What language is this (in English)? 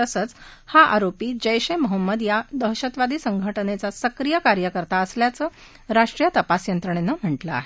Marathi